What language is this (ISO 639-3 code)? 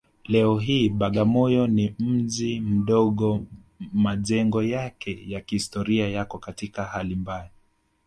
swa